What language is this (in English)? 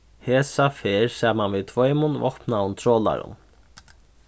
Faroese